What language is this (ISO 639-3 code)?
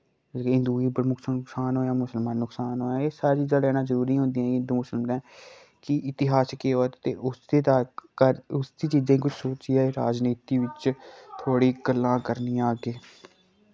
doi